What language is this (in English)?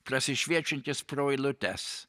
Lithuanian